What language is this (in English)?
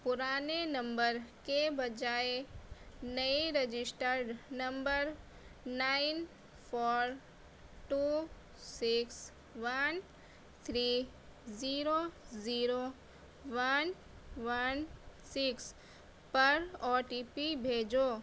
Urdu